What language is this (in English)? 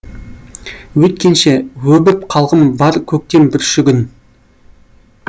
Kazakh